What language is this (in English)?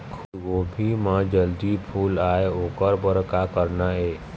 Chhattisgarhi